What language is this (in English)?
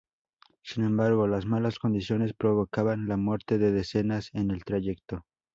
Spanish